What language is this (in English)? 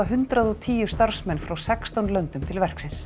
Icelandic